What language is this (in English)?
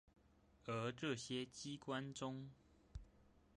Chinese